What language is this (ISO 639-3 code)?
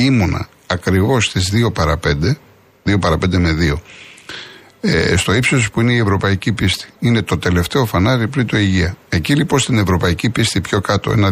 ell